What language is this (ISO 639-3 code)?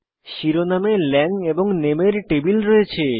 ben